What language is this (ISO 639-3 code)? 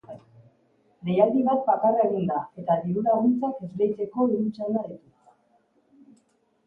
eus